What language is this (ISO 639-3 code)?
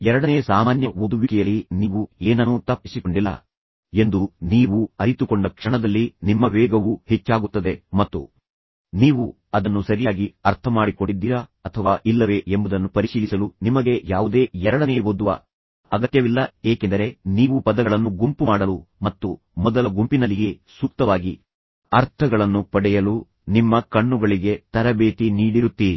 kan